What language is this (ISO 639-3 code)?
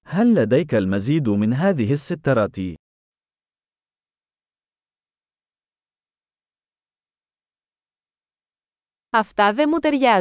ell